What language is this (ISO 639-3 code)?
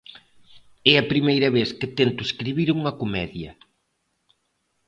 glg